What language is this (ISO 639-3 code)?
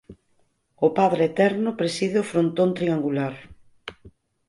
glg